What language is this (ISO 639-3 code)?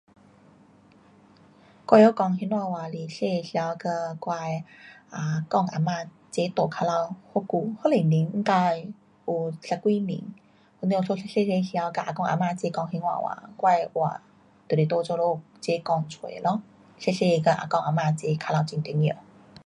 cpx